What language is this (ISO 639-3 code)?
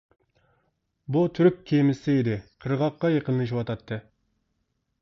uig